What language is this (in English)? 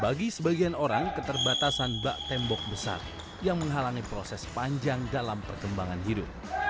Indonesian